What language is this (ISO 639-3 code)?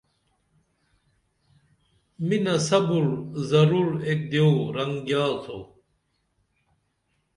dml